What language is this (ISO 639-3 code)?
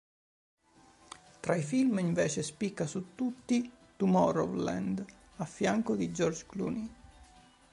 ita